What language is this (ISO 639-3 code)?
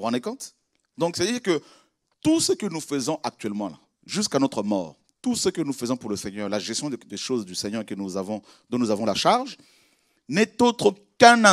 fra